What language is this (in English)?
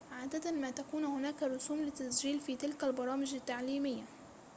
Arabic